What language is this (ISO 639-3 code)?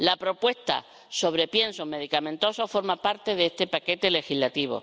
spa